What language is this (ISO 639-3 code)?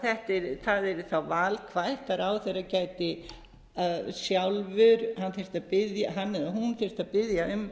isl